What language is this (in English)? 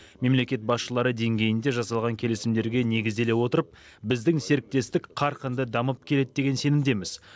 Kazakh